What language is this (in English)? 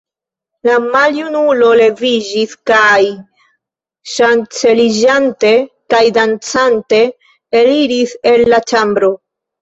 Esperanto